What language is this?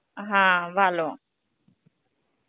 Bangla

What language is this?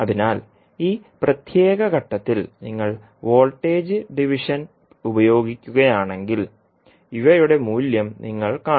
Malayalam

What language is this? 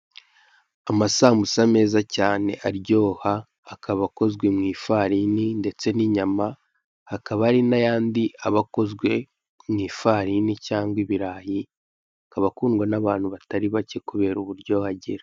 Kinyarwanda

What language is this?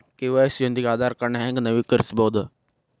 Kannada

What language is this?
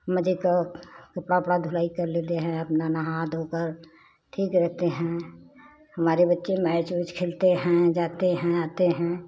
Hindi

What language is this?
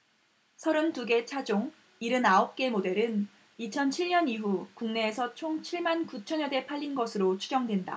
Korean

